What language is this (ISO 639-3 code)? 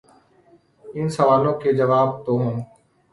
urd